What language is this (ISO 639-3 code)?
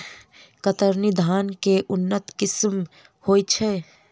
mai